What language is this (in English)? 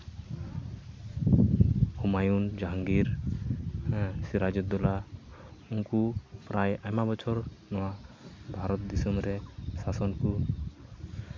Santali